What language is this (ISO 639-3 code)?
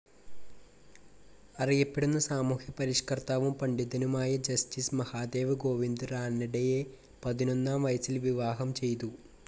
mal